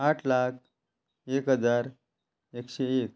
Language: Konkani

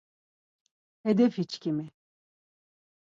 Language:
Laz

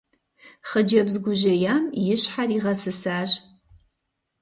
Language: Kabardian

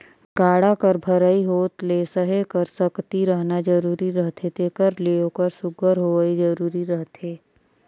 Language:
Chhattisgarhi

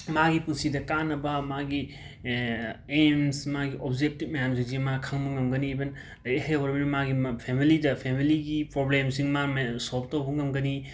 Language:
Manipuri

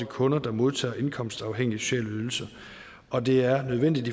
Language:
Danish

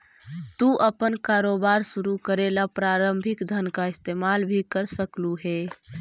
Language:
Magahi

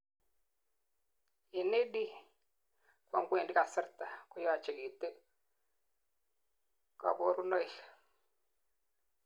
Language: Kalenjin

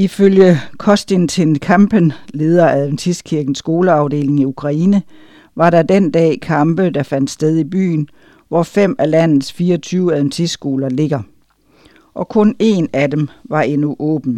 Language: Danish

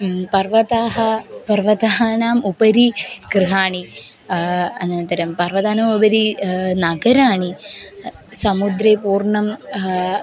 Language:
Sanskrit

